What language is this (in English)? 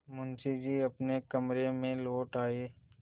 Hindi